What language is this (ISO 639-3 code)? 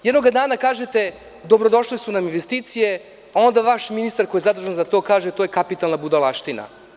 srp